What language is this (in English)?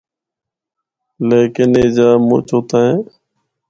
Northern Hindko